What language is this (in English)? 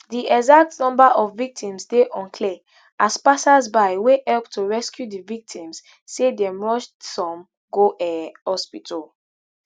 Nigerian Pidgin